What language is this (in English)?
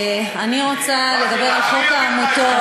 Hebrew